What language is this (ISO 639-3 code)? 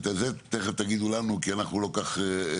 heb